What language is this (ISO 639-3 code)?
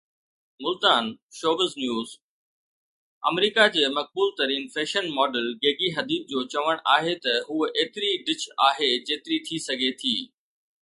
snd